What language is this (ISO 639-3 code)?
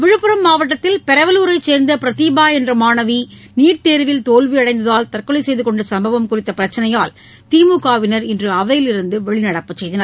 tam